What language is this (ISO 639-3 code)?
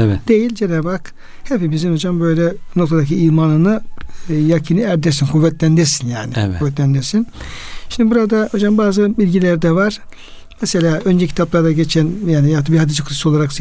tur